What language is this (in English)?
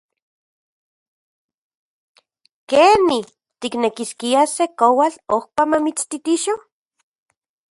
Central Puebla Nahuatl